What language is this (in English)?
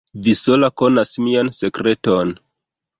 Esperanto